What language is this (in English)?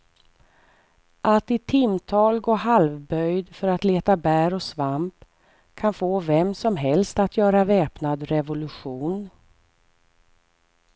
Swedish